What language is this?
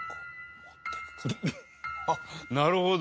Japanese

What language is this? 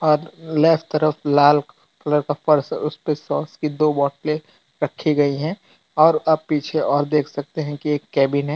Hindi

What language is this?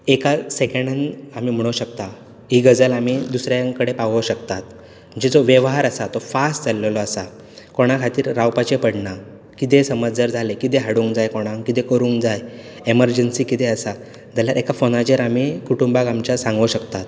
Konkani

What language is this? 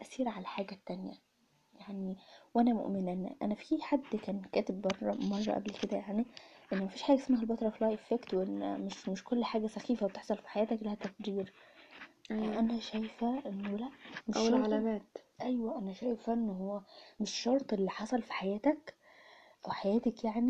Arabic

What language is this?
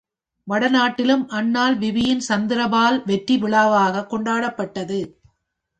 Tamil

